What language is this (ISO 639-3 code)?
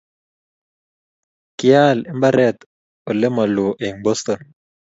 kln